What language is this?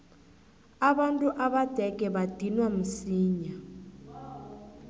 South Ndebele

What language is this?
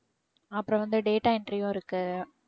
Tamil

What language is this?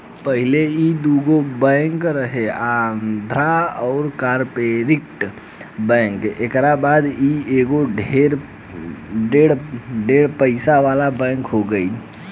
Bhojpuri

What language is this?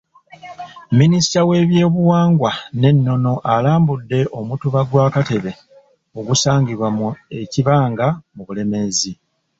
Ganda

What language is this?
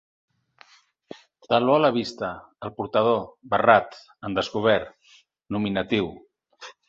Catalan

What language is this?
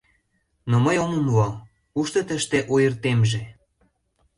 Mari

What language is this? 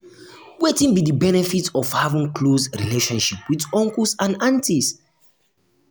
Nigerian Pidgin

